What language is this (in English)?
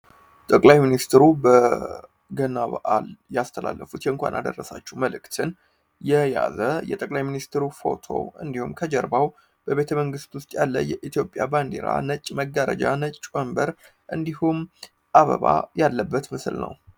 Amharic